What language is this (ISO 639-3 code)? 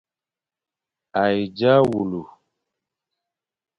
fan